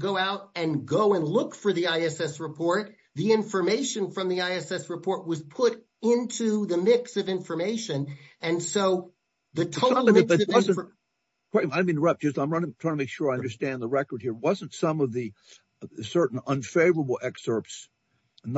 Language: English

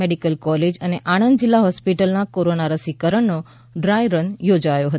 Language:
Gujarati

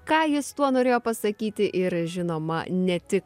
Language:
Lithuanian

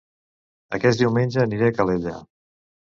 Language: Catalan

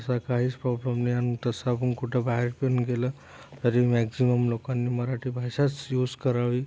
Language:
Marathi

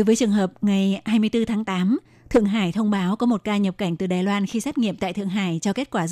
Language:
Vietnamese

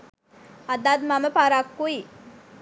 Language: Sinhala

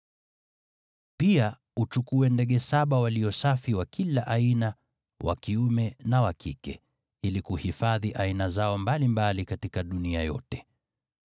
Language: Swahili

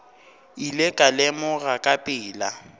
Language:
Northern Sotho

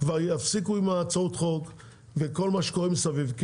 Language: Hebrew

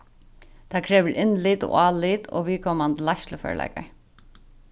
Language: Faroese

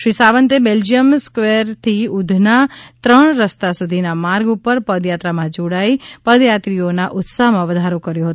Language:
Gujarati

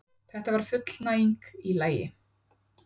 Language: Icelandic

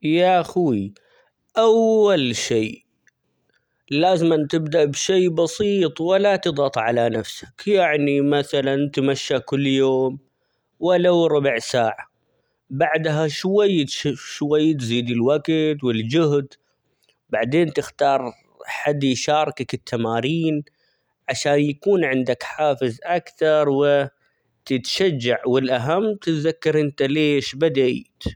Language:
Omani Arabic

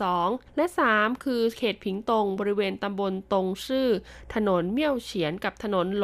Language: Thai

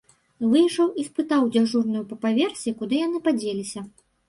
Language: Belarusian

